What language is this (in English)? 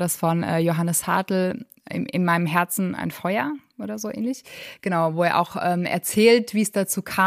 German